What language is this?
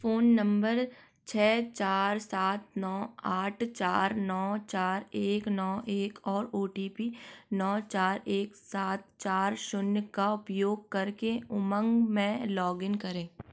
Hindi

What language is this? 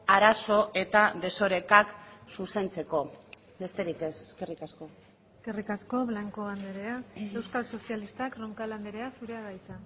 Basque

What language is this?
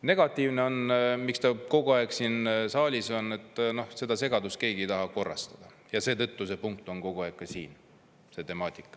Estonian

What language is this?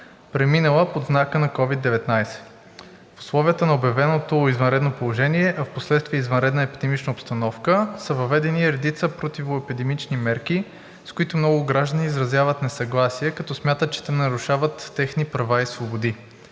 Bulgarian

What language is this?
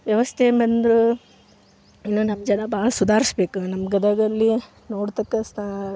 Kannada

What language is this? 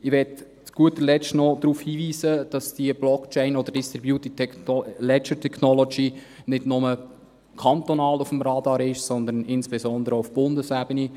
Swiss German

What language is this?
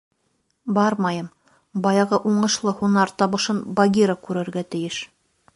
Bashkir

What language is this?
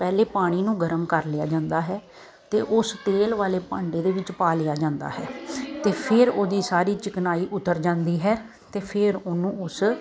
Punjabi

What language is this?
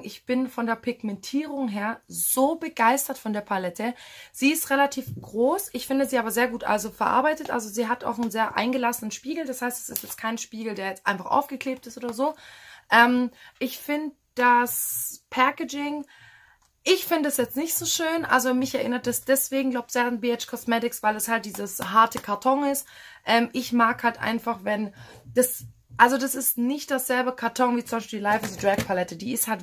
German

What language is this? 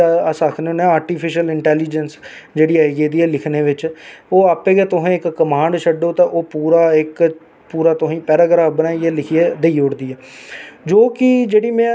Dogri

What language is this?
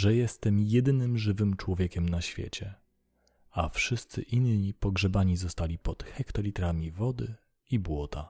Polish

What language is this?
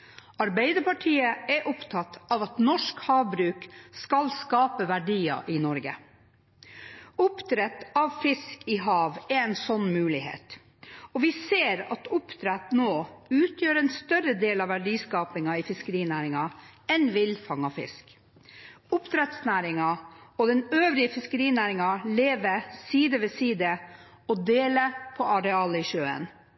Norwegian Bokmål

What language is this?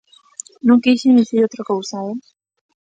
Galician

